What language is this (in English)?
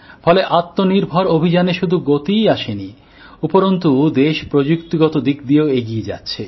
Bangla